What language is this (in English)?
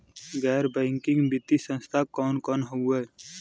Bhojpuri